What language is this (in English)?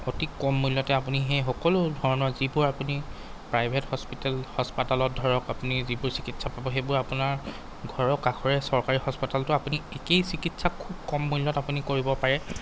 Assamese